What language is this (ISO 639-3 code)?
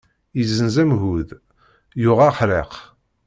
kab